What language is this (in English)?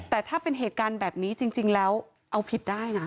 Thai